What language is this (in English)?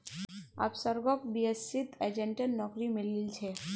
Magahi